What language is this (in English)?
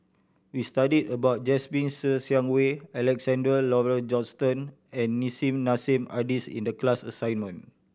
English